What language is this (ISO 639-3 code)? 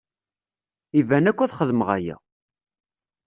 kab